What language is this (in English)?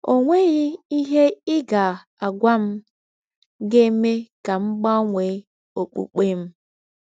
Igbo